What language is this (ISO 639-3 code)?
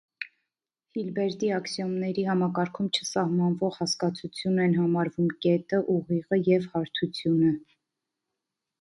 hye